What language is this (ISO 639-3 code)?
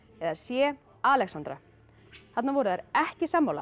isl